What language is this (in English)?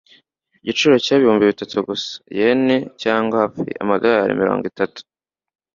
Kinyarwanda